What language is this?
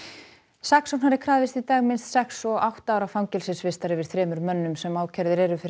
Icelandic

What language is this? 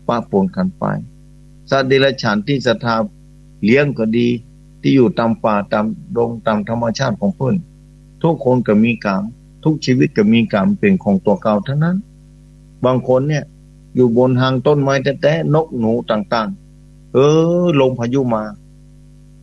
Thai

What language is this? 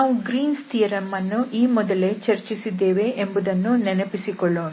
Kannada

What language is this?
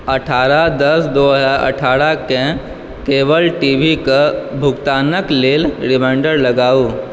Maithili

